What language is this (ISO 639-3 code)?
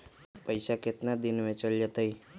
mag